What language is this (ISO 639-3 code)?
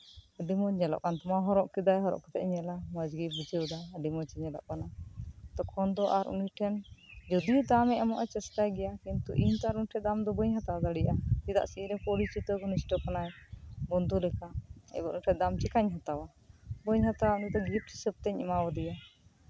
sat